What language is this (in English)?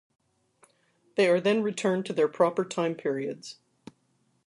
English